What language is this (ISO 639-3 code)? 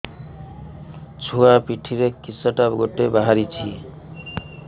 ori